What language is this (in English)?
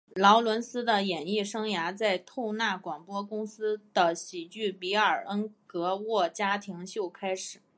Chinese